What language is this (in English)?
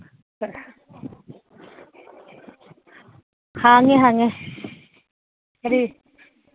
Manipuri